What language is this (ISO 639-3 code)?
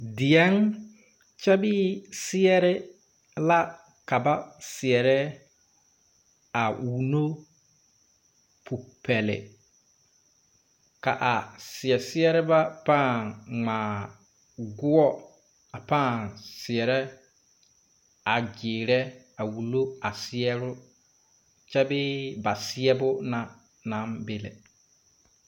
dga